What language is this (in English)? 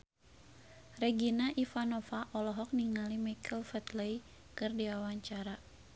Sundanese